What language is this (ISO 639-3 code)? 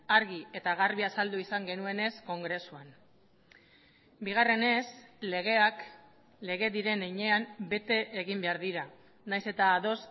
eus